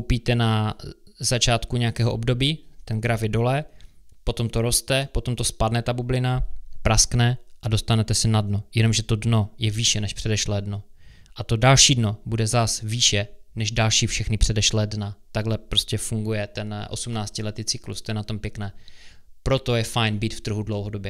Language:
Czech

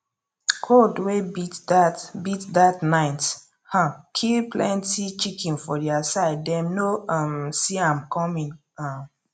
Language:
Nigerian Pidgin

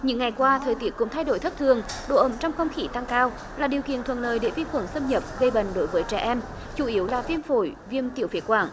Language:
Vietnamese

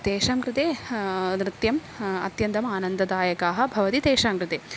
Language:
Sanskrit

